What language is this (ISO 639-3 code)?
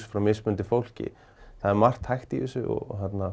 isl